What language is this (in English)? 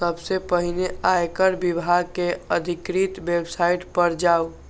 Maithili